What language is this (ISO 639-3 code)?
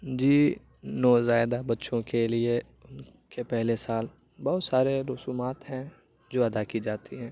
urd